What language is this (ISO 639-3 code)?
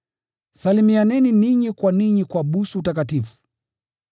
swa